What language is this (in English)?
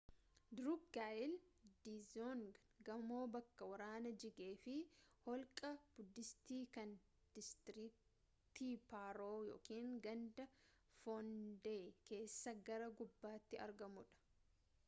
Oromo